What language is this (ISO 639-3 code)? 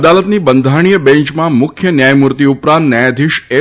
guj